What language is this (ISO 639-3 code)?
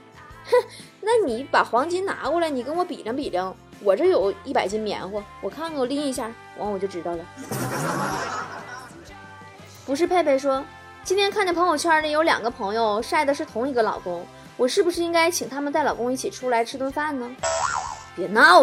zho